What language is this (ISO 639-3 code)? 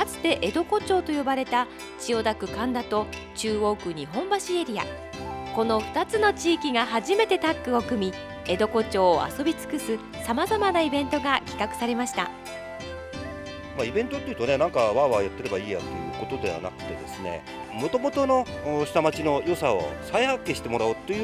jpn